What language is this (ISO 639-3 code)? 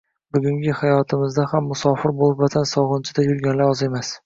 uzb